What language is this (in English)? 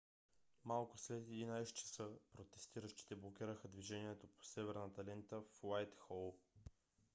Bulgarian